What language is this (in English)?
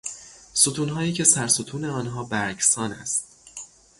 Persian